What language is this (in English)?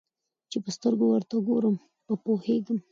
Pashto